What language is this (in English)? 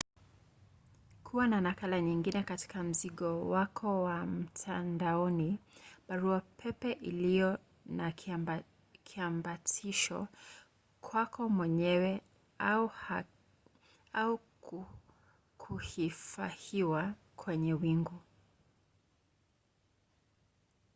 Swahili